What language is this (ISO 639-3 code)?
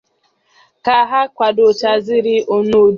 ibo